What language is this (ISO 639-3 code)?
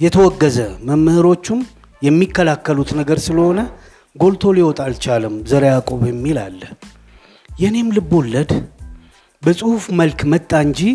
amh